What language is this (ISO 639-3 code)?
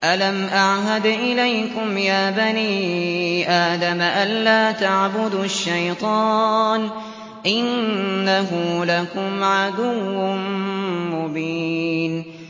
ara